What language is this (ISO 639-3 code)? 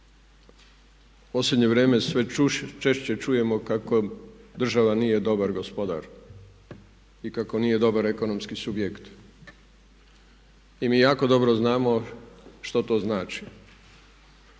hrv